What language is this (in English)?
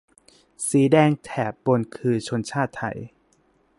Thai